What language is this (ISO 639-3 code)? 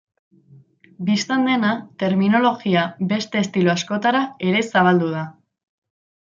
eus